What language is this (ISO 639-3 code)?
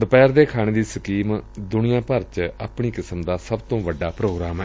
pan